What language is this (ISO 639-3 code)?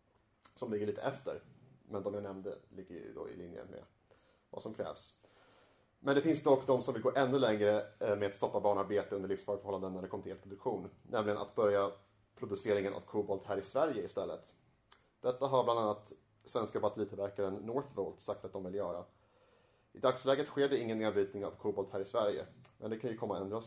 swe